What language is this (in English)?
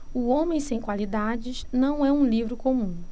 Portuguese